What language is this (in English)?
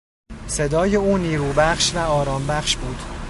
Persian